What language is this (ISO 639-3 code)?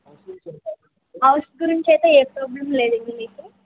tel